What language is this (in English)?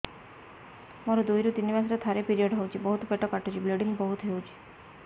Odia